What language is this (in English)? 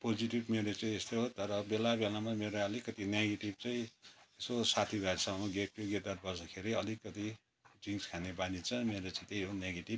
Nepali